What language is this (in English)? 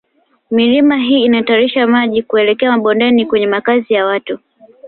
Swahili